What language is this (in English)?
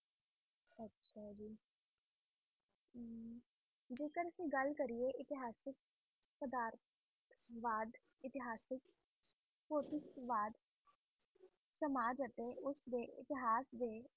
Punjabi